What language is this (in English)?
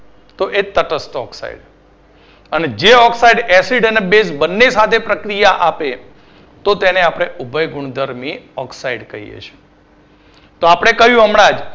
Gujarati